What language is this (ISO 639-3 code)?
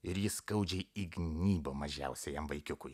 lit